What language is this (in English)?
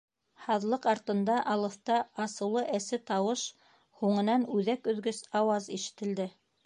Bashkir